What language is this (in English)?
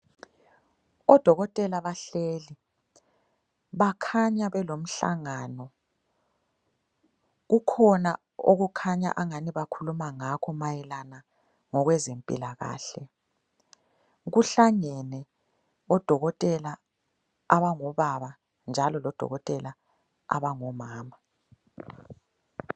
North Ndebele